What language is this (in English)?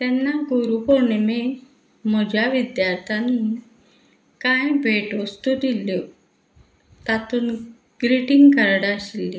Konkani